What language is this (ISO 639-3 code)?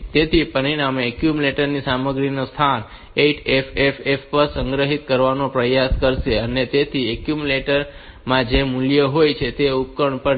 guj